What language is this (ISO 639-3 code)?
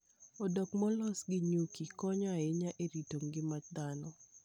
luo